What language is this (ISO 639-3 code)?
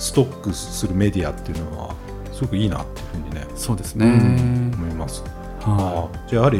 jpn